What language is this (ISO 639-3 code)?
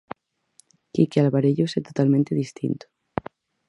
glg